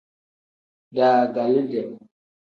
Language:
Tem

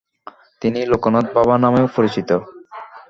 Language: Bangla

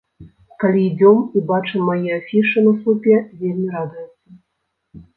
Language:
Belarusian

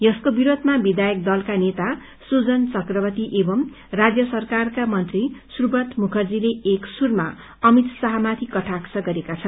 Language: Nepali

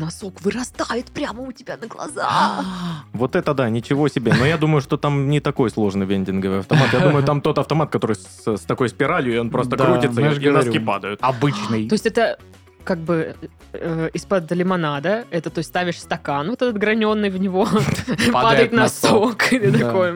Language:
Russian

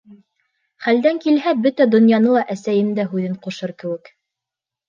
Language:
Bashkir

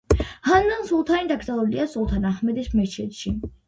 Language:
Georgian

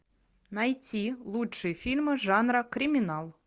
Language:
Russian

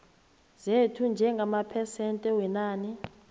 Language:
South Ndebele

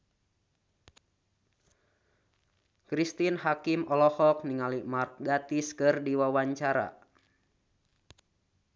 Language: Sundanese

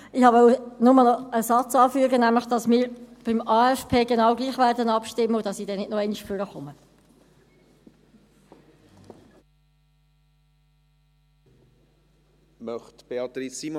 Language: Swiss German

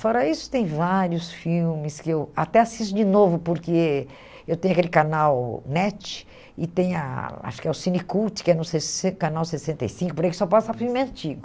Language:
Portuguese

